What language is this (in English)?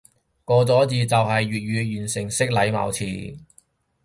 Cantonese